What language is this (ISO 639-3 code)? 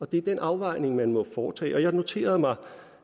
dan